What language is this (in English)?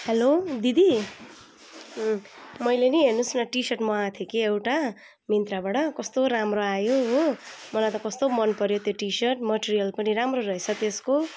Nepali